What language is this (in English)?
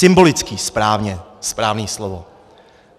Czech